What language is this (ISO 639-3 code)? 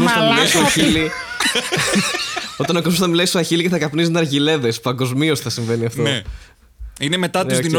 ell